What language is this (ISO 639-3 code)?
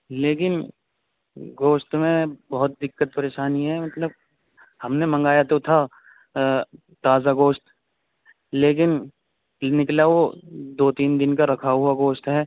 urd